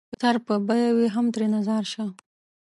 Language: Pashto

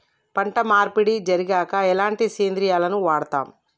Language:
Telugu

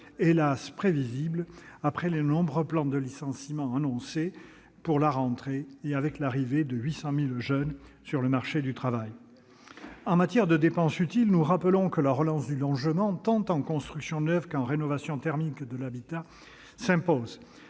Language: French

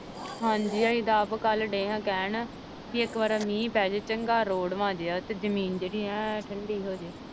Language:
Punjabi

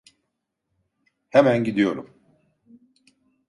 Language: Turkish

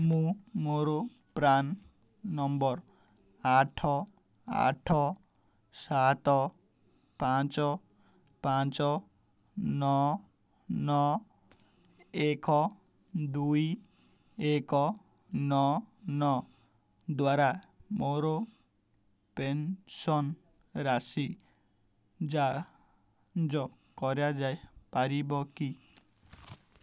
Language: Odia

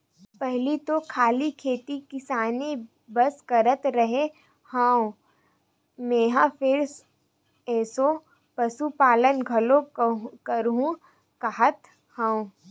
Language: Chhattisgarhi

